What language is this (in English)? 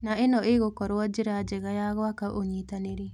Kikuyu